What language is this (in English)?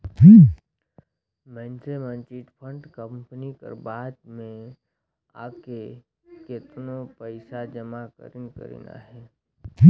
Chhattisgarhi